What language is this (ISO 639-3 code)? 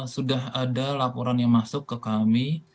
ind